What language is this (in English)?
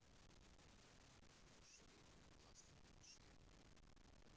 Russian